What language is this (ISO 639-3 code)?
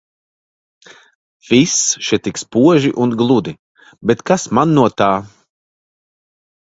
lav